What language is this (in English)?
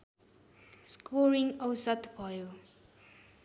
Nepali